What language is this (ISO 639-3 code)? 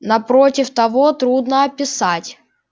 rus